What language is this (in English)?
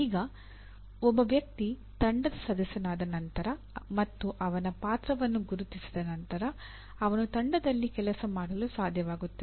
Kannada